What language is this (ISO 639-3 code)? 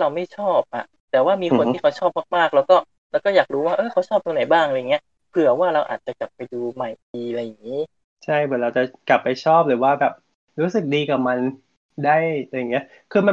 tha